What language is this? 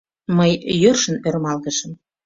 Mari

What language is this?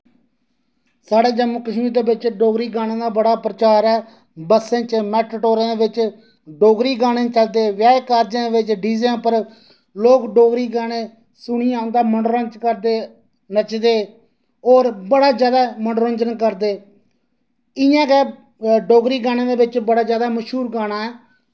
Dogri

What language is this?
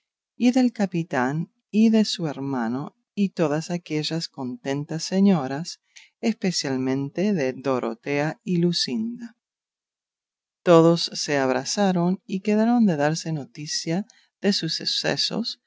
Spanish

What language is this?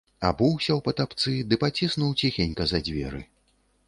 Belarusian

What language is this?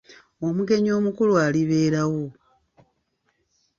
Ganda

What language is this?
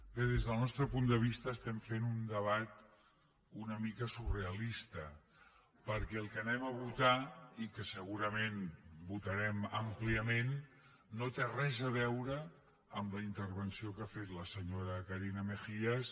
Catalan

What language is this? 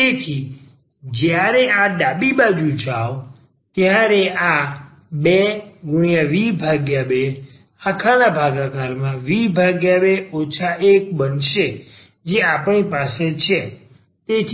Gujarati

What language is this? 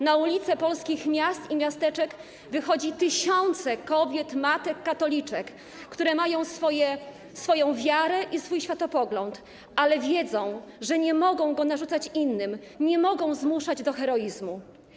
Polish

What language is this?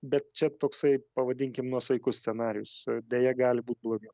Lithuanian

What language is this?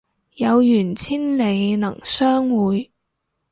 Cantonese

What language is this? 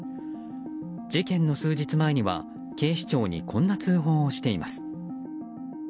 Japanese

